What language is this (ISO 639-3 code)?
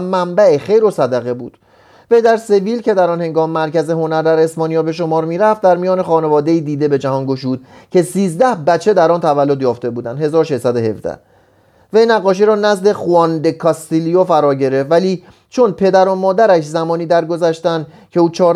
fas